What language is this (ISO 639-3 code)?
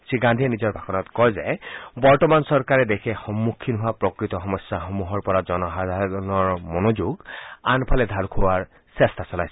asm